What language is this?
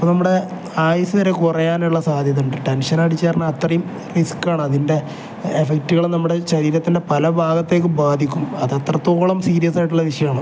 Malayalam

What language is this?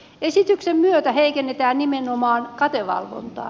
Finnish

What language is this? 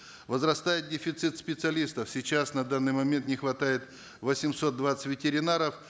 Kazakh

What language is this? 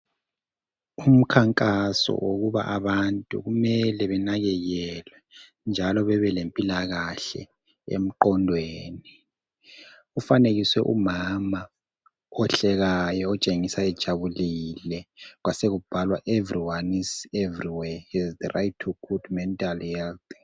North Ndebele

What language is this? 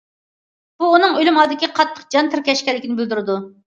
Uyghur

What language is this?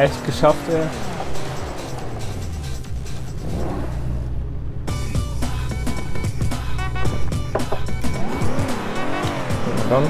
German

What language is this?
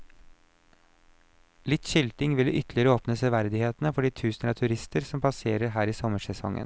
Norwegian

